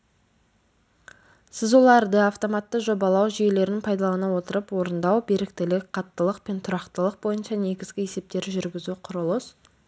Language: Kazakh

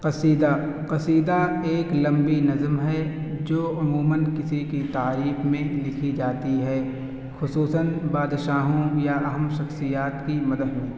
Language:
Urdu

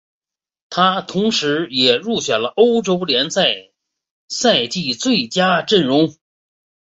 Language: Chinese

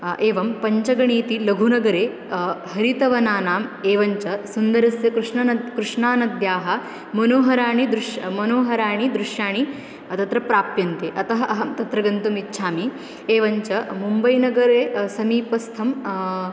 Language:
Sanskrit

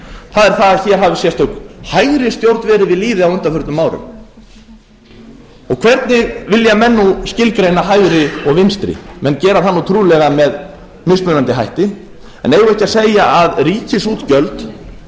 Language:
Icelandic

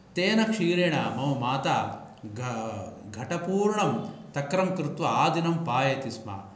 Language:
Sanskrit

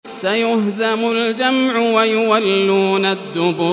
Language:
Arabic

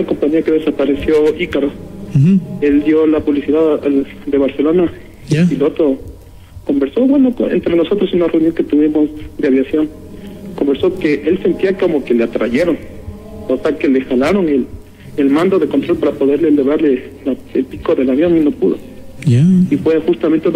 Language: Spanish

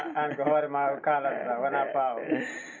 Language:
Fula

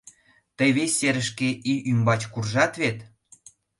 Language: Mari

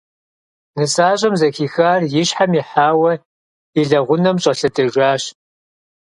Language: Kabardian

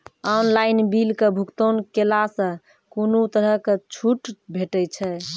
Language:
Maithili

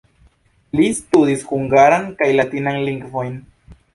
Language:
Esperanto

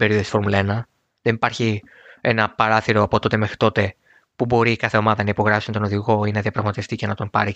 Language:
Greek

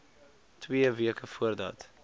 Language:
Afrikaans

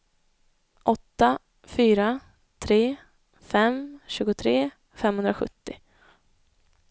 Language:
Swedish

